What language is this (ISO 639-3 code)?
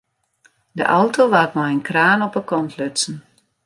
fry